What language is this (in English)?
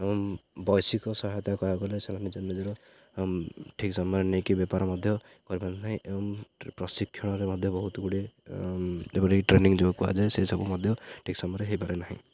Odia